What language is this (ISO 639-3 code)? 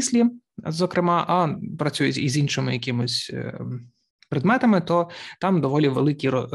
ukr